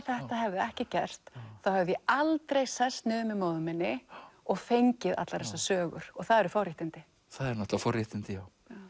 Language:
Icelandic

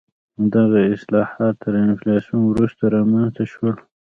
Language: Pashto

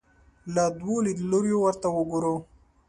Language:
Pashto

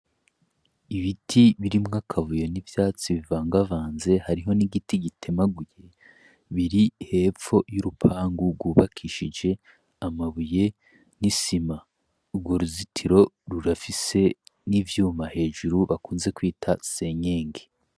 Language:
Rundi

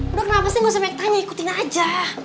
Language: Indonesian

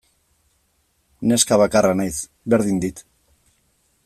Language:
Basque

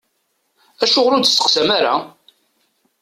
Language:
Kabyle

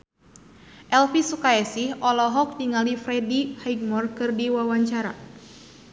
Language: Sundanese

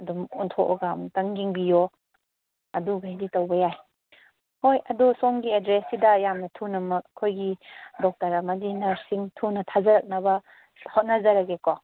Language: Manipuri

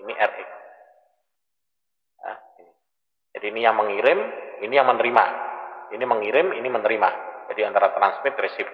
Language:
Indonesian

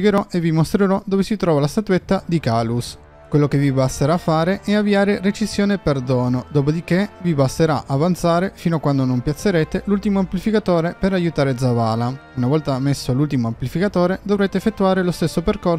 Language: Italian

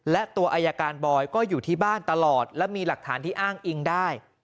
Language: Thai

